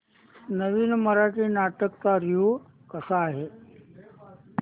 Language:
Marathi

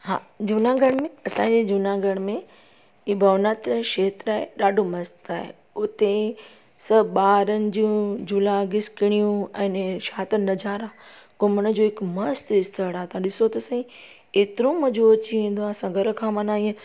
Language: Sindhi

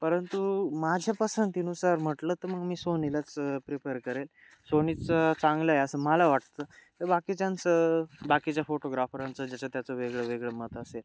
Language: Marathi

